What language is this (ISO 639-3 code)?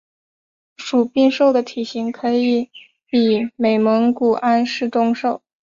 zho